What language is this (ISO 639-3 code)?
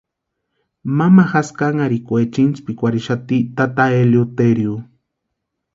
pua